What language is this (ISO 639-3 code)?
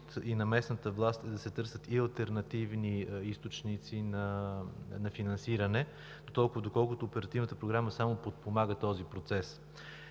bul